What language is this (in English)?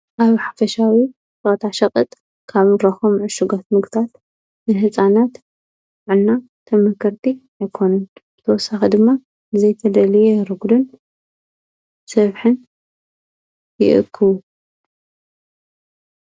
Tigrinya